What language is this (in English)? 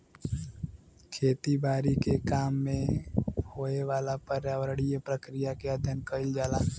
Bhojpuri